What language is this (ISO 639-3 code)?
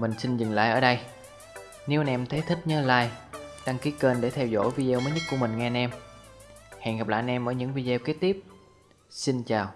vie